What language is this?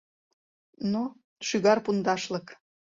Mari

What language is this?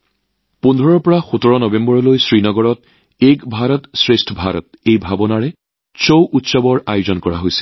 Assamese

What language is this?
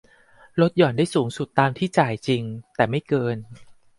Thai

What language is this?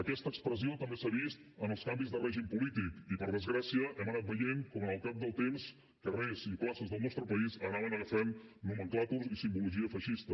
Catalan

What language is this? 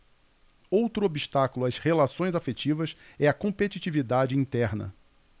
Portuguese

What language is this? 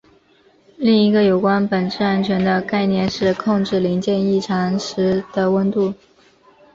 Chinese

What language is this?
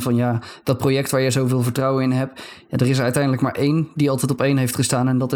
Dutch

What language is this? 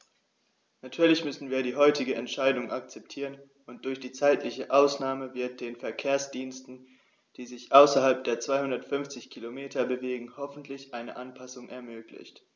German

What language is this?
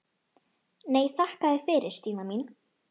Icelandic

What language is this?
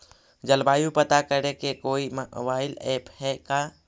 Magahi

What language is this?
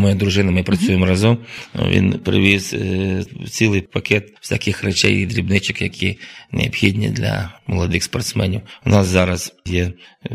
Ukrainian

